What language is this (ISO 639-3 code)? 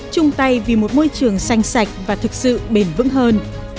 vie